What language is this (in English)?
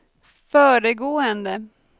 Swedish